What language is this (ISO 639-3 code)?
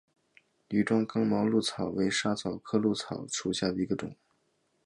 zho